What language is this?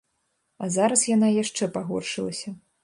Belarusian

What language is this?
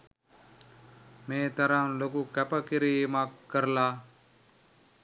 Sinhala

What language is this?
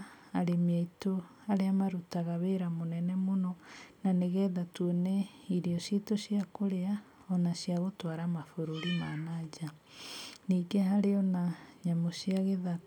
Kikuyu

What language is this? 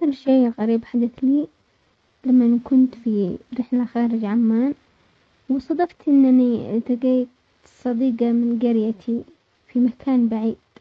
Omani Arabic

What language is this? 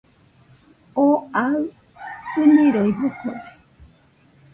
Nüpode Huitoto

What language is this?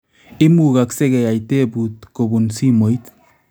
Kalenjin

